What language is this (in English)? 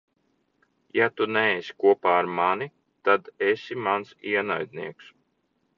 Latvian